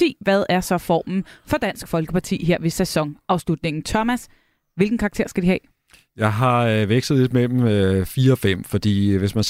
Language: Danish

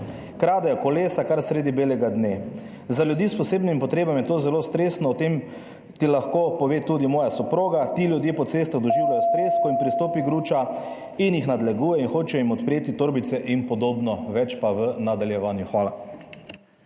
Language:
Slovenian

